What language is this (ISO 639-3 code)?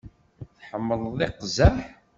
kab